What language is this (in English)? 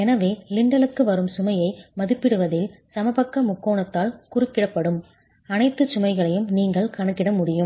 Tamil